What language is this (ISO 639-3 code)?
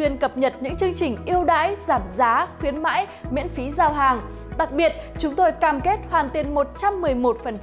vie